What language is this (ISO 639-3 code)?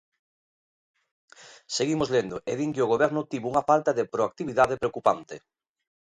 glg